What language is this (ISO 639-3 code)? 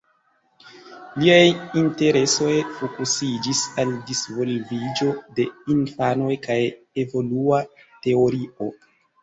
epo